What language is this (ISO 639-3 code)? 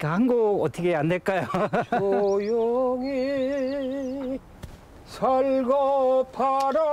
kor